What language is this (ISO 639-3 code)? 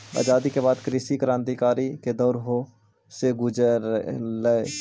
mag